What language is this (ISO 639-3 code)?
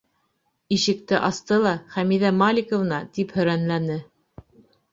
bak